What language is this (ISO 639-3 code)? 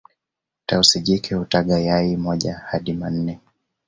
swa